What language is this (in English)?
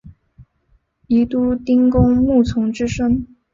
Chinese